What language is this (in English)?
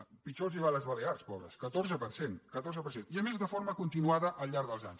Catalan